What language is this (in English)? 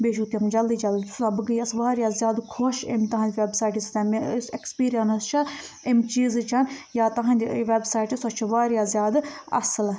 Kashmiri